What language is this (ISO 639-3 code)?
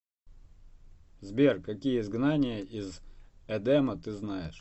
rus